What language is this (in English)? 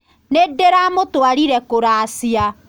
Kikuyu